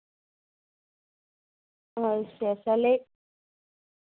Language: Dogri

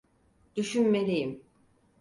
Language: Turkish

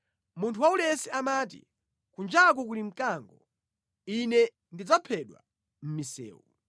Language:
Nyanja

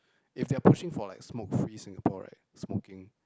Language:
English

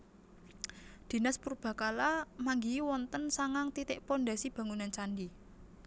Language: Javanese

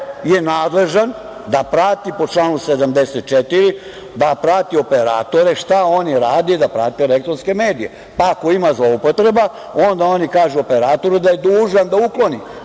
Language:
Serbian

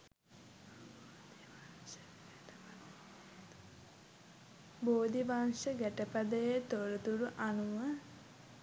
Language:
Sinhala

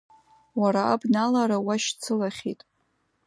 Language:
Abkhazian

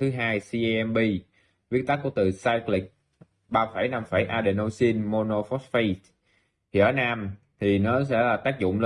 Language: Vietnamese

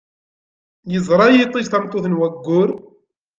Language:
Kabyle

